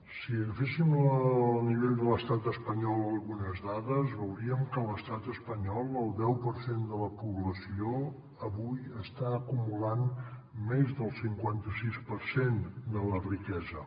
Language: Catalan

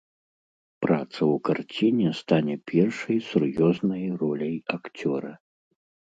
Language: Belarusian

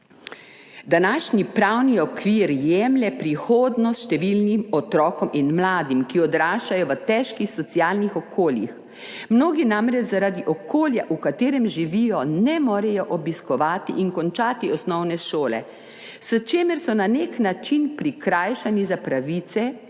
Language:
Slovenian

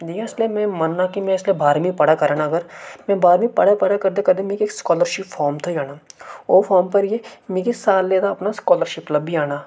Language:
Dogri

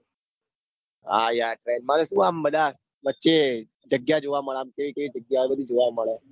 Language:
Gujarati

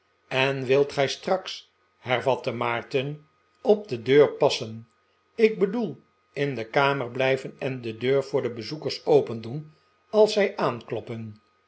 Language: Dutch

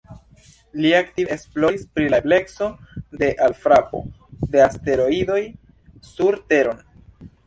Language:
Esperanto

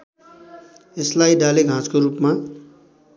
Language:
Nepali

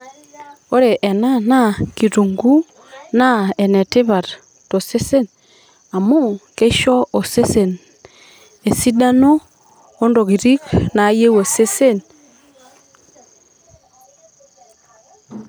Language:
Masai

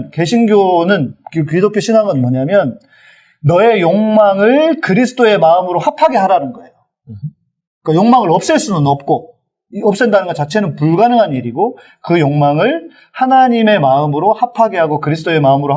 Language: Korean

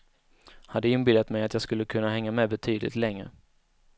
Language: Swedish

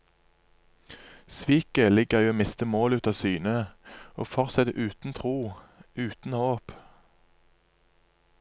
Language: Norwegian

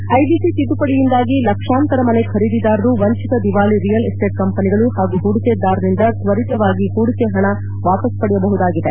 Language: Kannada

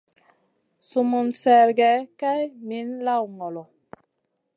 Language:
Masana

